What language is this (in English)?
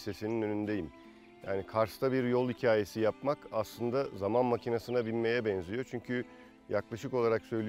Turkish